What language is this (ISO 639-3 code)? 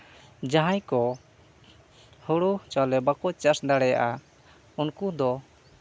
sat